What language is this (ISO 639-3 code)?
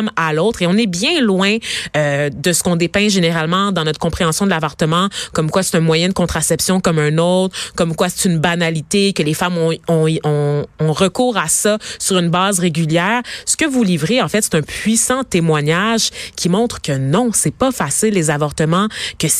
fra